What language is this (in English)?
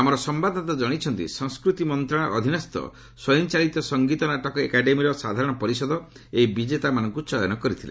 Odia